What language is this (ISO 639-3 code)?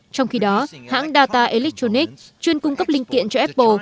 vie